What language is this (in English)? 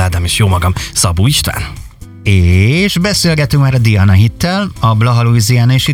Hungarian